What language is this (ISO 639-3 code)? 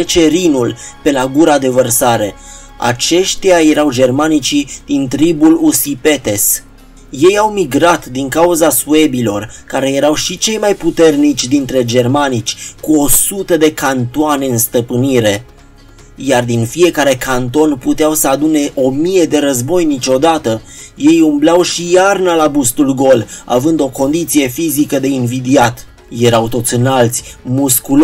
ron